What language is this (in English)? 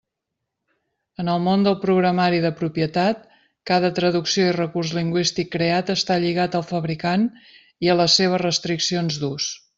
Catalan